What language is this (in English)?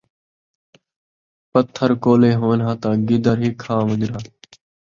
Saraiki